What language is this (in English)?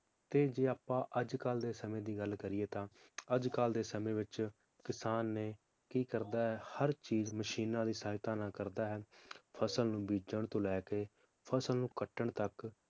Punjabi